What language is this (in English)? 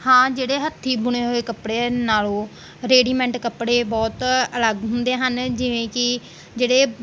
Punjabi